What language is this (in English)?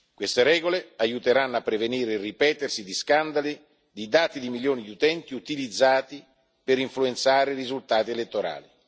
Italian